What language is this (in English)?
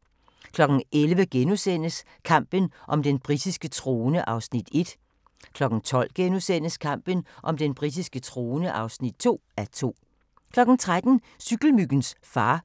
Danish